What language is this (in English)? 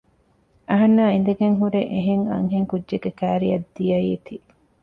Divehi